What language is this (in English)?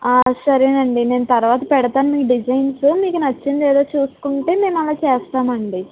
Telugu